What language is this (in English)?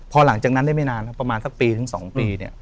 Thai